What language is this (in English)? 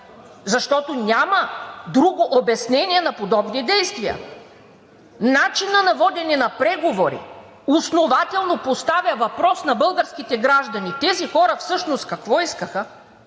Bulgarian